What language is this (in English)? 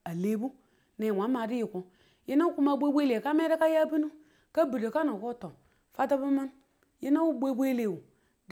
Tula